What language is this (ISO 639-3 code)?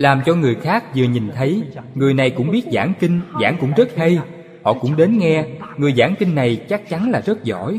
vie